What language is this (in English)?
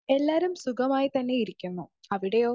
Malayalam